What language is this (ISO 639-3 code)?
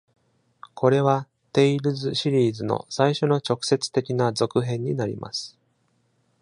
jpn